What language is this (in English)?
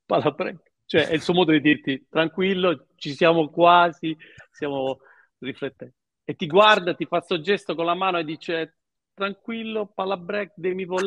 Italian